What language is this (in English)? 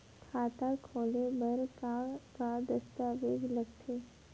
Chhattisgarhi